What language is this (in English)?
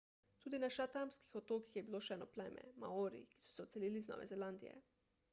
Slovenian